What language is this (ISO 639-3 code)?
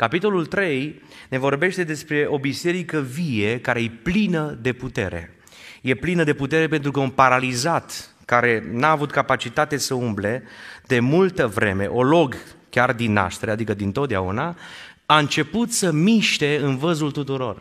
ron